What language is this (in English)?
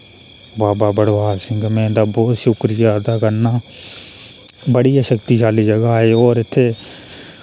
Dogri